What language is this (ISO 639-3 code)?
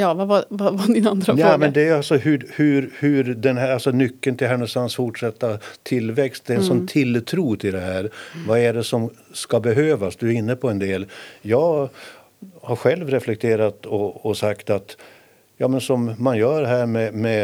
swe